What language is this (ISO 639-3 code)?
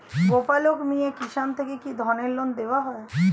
ben